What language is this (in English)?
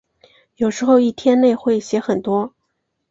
Chinese